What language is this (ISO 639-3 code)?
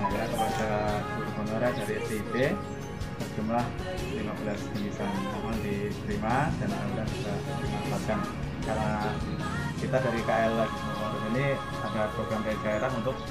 ind